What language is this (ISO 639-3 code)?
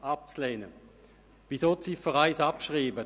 gsw